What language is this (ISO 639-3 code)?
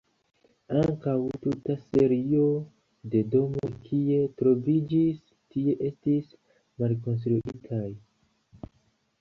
epo